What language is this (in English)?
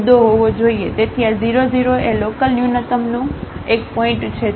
Gujarati